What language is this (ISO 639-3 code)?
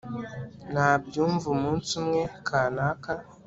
kin